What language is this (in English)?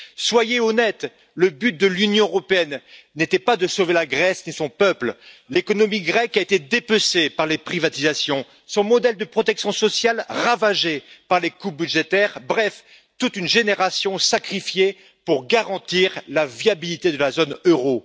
French